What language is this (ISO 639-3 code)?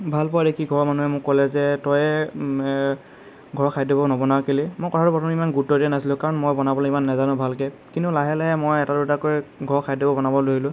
asm